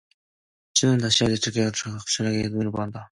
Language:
Korean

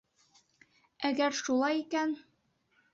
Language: Bashkir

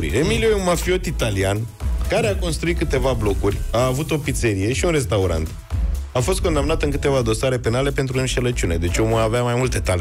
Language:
Romanian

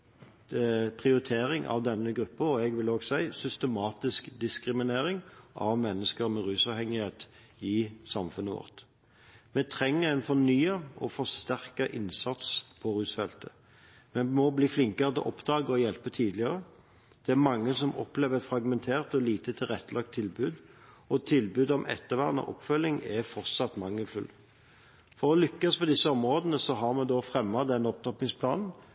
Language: Norwegian Bokmål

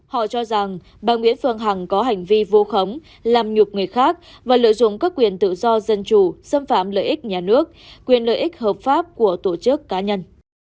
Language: Vietnamese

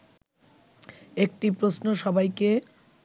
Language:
Bangla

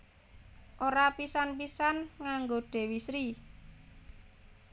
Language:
Javanese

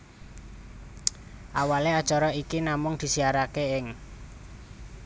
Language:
Javanese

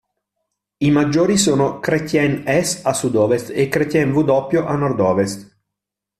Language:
Italian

